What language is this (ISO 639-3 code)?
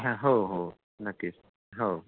mar